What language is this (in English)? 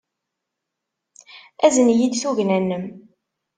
Kabyle